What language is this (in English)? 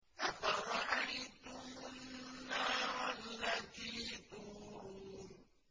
Arabic